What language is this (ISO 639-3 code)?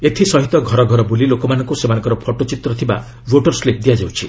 ori